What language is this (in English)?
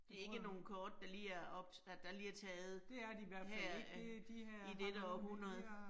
Danish